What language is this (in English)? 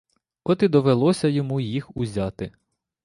Ukrainian